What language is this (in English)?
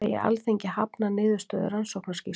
Icelandic